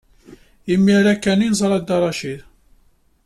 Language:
Kabyle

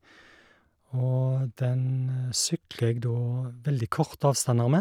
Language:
Norwegian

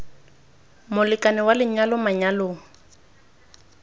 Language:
Tswana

